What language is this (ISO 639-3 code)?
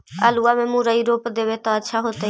mag